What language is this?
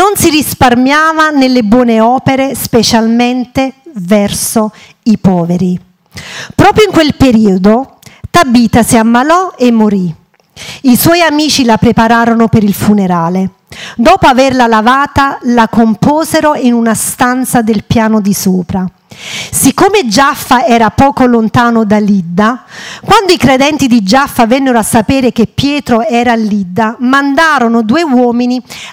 Italian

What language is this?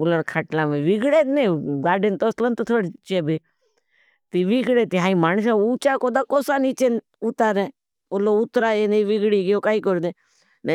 Bhili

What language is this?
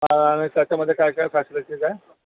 Marathi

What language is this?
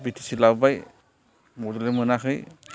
Bodo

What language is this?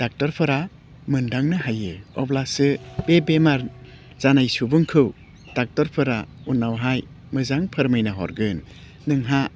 Bodo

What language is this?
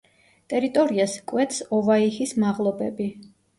Georgian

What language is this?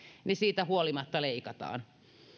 Finnish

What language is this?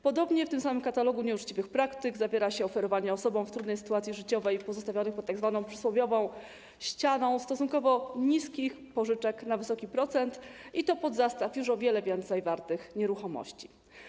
Polish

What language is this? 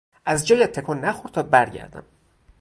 Persian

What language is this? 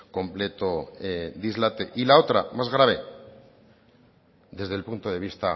Spanish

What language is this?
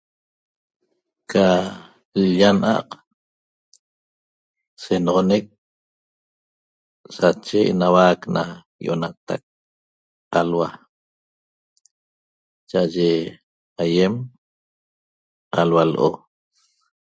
Toba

